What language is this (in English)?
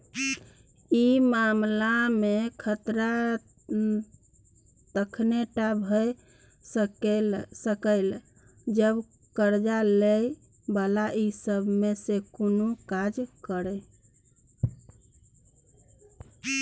Maithili